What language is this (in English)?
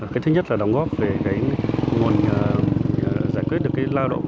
Vietnamese